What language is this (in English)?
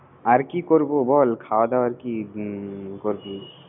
Bangla